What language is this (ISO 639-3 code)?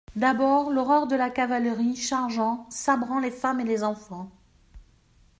fra